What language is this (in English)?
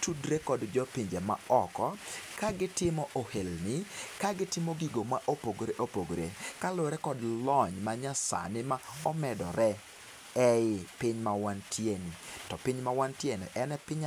Luo (Kenya and Tanzania)